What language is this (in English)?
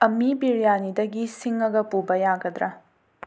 Manipuri